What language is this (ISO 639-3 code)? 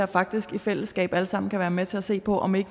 dan